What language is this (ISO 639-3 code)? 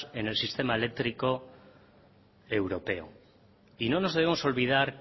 spa